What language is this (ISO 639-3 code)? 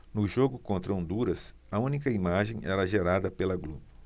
por